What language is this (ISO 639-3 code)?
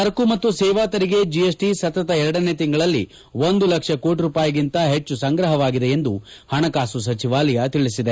kan